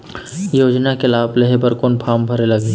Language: Chhattisgarhi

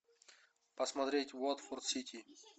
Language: Russian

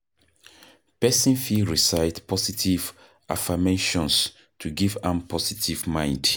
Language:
Nigerian Pidgin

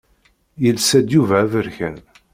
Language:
Kabyle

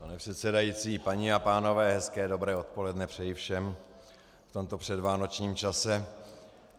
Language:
Czech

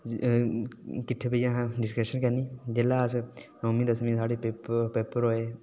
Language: Dogri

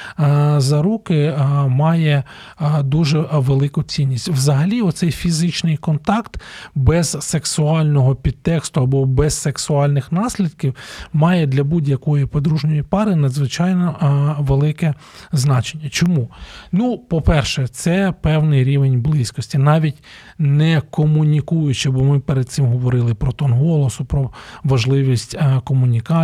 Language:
Ukrainian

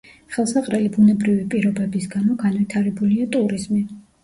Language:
Georgian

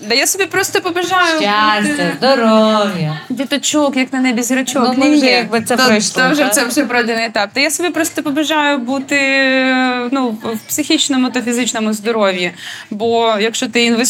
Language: Ukrainian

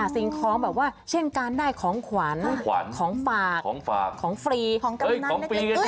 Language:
Thai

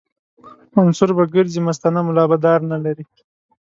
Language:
Pashto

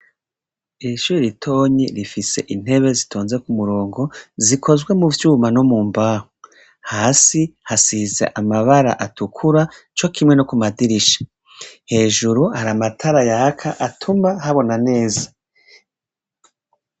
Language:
Rundi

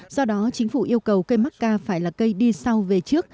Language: Vietnamese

